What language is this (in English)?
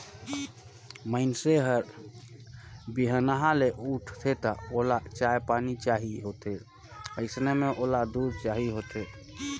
Chhattisgarhi